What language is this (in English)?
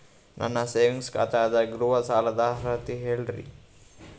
Kannada